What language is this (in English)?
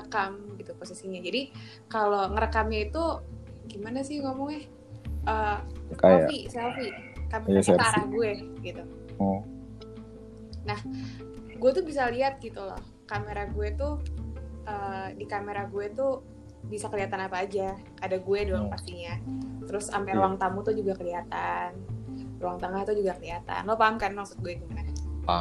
Indonesian